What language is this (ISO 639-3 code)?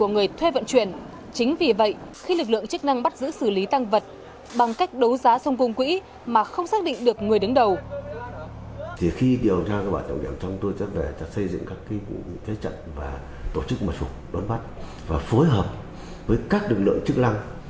vie